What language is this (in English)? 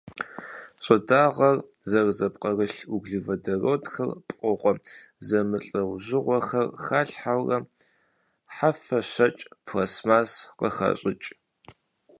Kabardian